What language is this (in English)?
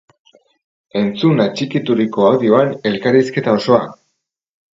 Basque